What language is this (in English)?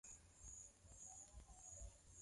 Swahili